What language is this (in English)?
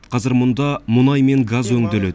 Kazakh